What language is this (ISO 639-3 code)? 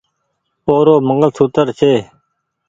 gig